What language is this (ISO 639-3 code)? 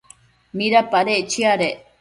mcf